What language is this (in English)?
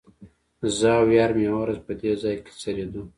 Pashto